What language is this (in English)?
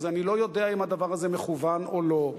Hebrew